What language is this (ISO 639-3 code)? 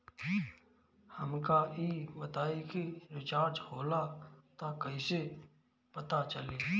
bho